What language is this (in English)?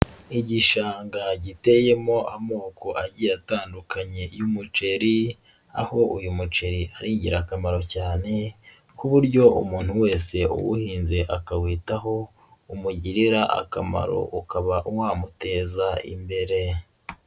Kinyarwanda